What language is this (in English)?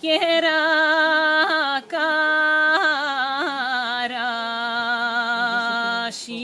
Ukrainian